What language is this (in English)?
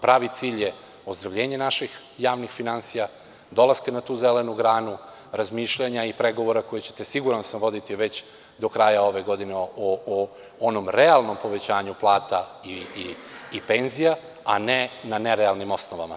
Serbian